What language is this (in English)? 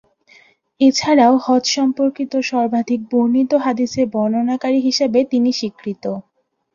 Bangla